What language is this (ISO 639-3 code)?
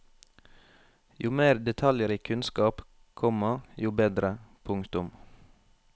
nor